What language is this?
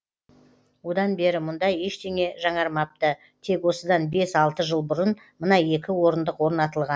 Kazakh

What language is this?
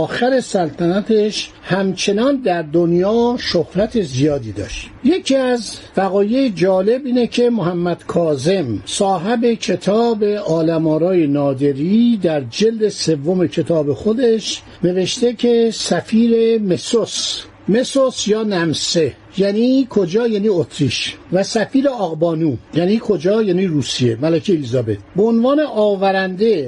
Persian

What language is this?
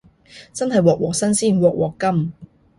Cantonese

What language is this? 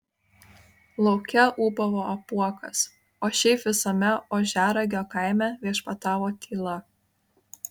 Lithuanian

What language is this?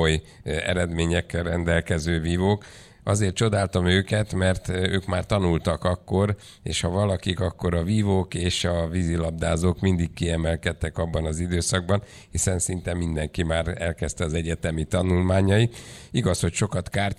Hungarian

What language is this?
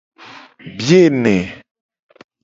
Gen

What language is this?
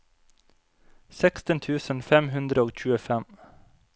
Norwegian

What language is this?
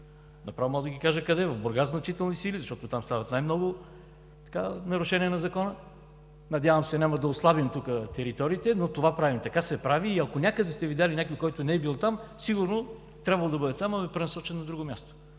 Bulgarian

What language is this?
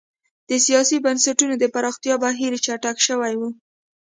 Pashto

